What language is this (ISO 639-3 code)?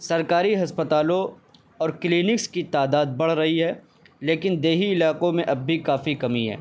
urd